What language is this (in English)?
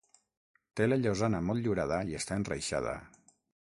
Catalan